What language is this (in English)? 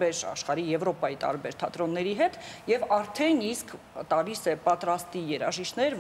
Romanian